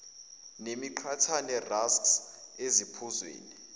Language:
Zulu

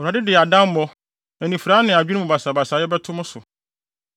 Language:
Akan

